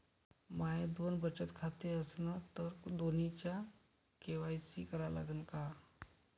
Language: Marathi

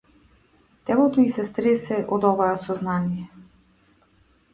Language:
Macedonian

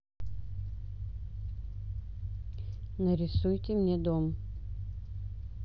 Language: Russian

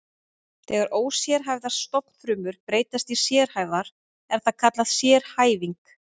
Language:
Icelandic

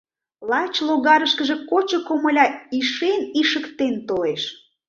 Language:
Mari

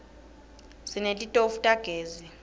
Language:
Swati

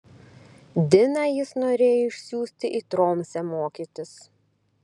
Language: Lithuanian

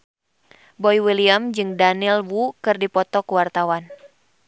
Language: Sundanese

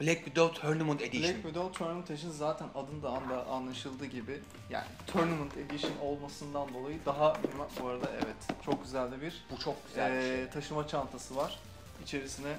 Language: Turkish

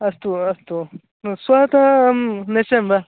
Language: Sanskrit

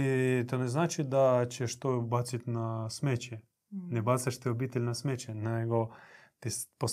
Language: Croatian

